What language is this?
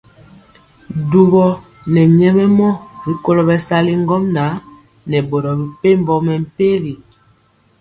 Mpiemo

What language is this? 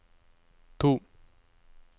Norwegian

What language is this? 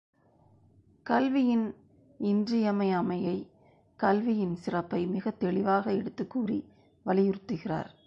Tamil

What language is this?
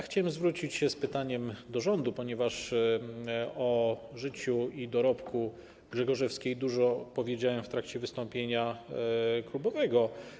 Polish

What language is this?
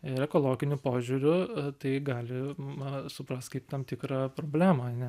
Lithuanian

